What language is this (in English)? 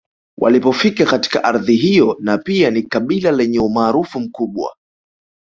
Swahili